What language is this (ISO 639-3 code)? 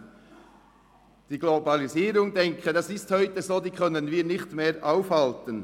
gsw